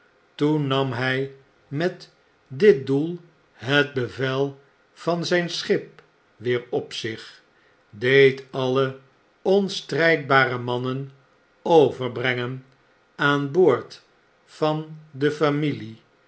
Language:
Dutch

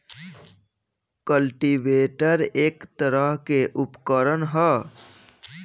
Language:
Bhojpuri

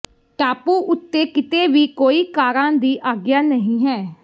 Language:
Punjabi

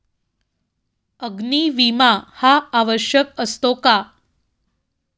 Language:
Marathi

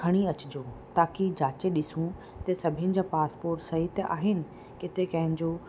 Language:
Sindhi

